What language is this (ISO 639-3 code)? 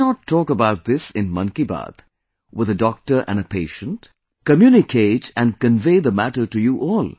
eng